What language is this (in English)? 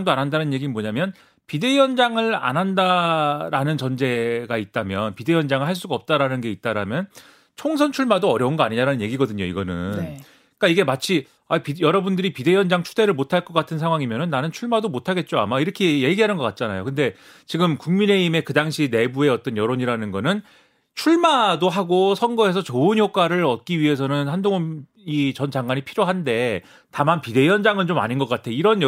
Korean